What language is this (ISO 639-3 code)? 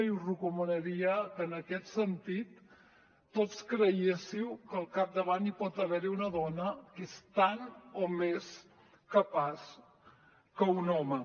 cat